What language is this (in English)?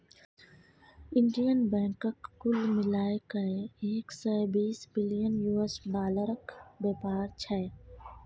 Maithili